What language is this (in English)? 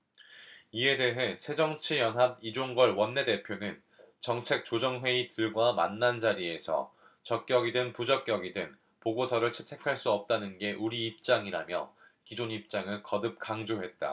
Korean